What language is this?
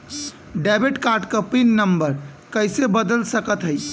Bhojpuri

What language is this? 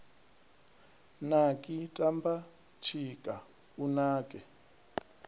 Venda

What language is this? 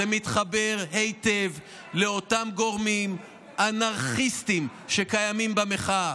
Hebrew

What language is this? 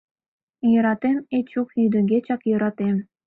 Mari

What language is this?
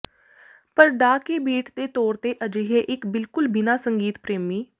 Punjabi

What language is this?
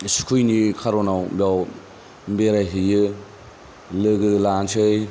Bodo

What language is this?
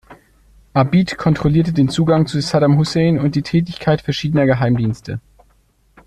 German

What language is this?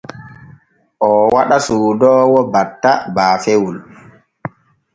Borgu Fulfulde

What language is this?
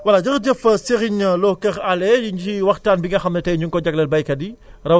Wolof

